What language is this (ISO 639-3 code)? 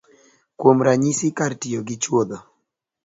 luo